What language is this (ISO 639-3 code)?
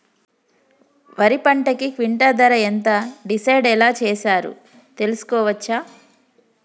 tel